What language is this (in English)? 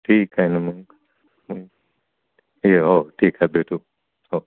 Marathi